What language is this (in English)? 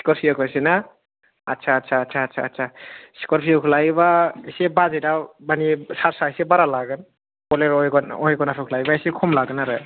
Bodo